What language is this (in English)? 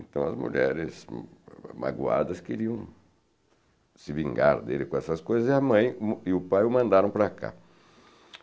Portuguese